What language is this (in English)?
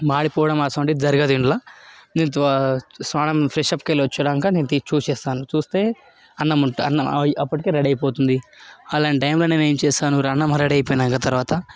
Telugu